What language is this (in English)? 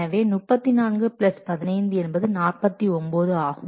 Tamil